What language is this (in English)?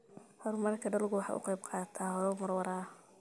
Somali